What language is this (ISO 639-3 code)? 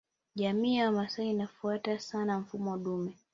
swa